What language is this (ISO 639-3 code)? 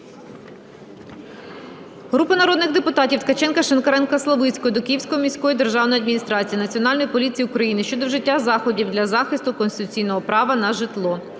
ukr